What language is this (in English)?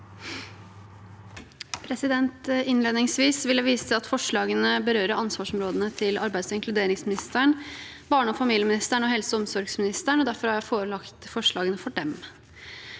Norwegian